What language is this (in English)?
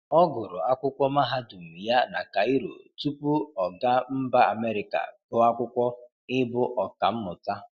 Igbo